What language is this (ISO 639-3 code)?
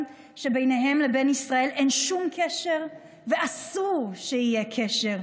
heb